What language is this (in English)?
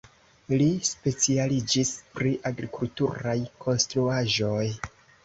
Esperanto